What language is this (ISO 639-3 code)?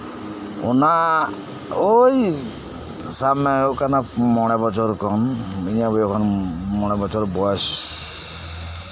sat